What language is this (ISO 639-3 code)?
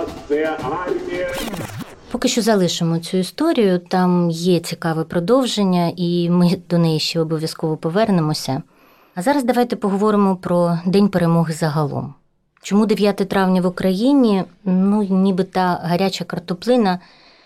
ukr